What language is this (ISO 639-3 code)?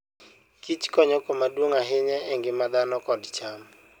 luo